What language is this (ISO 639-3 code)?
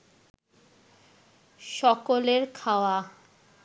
ben